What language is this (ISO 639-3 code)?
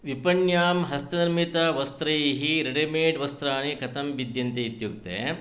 san